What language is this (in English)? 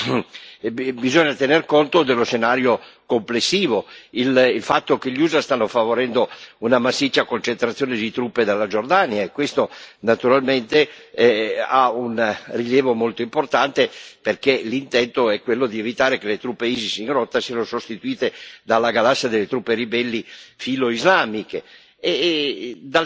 Italian